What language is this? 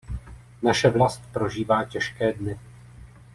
Czech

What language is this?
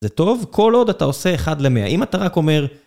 Hebrew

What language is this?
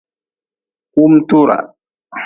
Nawdm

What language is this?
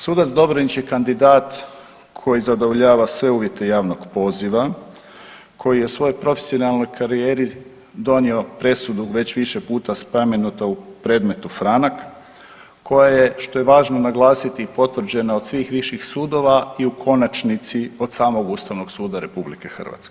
Croatian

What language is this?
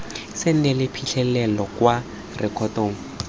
Tswana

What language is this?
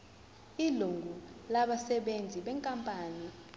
Zulu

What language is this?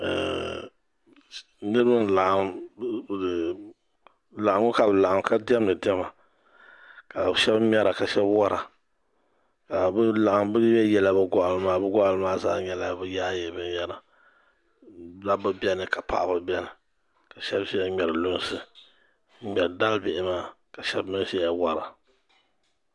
Dagbani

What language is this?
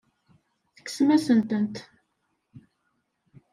Kabyle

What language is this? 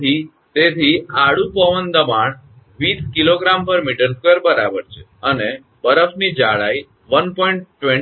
Gujarati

